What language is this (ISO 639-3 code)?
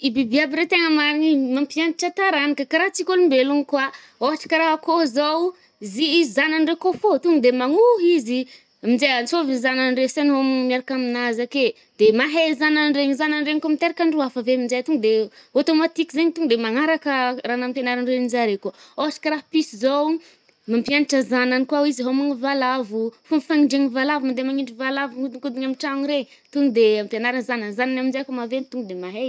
bmm